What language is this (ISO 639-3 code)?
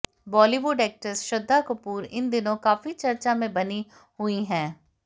hin